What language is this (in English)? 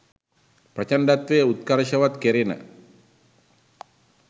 Sinhala